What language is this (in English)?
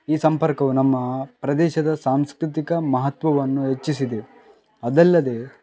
Kannada